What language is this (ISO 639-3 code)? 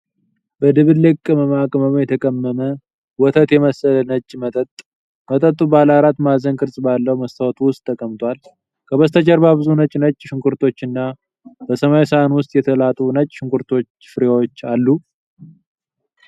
amh